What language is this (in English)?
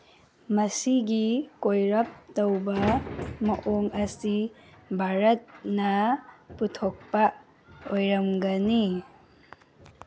Manipuri